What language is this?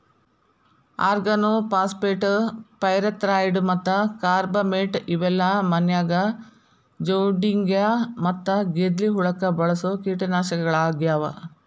Kannada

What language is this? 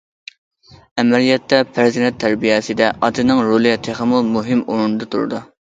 Uyghur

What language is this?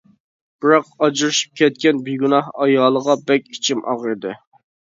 Uyghur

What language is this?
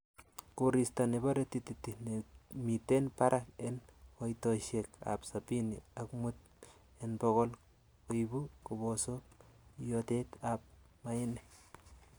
Kalenjin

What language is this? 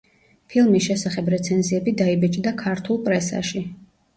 Georgian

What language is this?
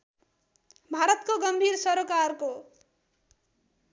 Nepali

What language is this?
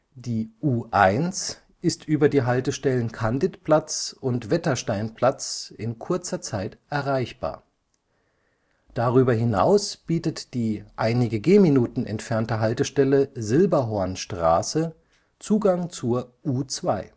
German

